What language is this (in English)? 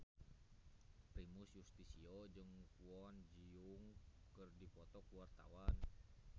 Sundanese